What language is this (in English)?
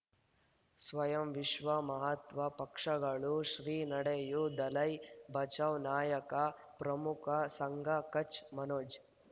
Kannada